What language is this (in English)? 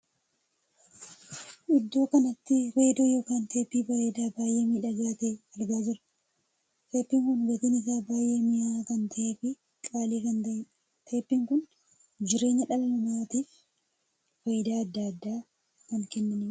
Oromo